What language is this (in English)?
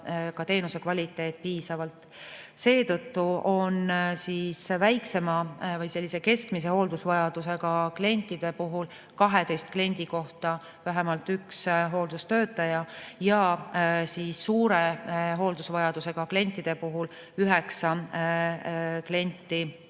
Estonian